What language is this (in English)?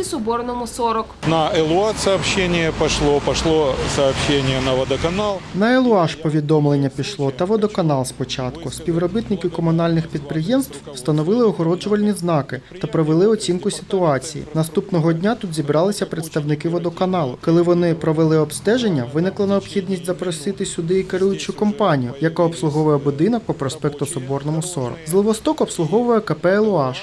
Ukrainian